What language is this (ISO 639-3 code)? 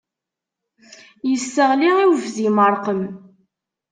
kab